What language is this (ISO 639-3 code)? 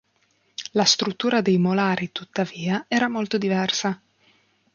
ita